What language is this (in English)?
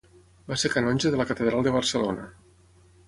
Catalan